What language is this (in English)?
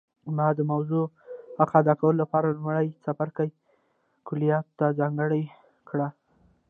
Pashto